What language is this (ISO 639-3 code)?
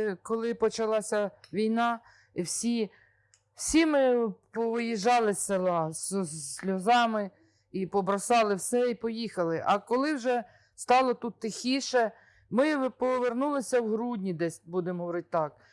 ukr